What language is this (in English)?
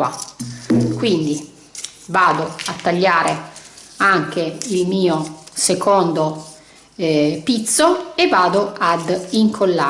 Italian